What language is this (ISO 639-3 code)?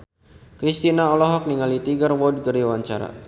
sun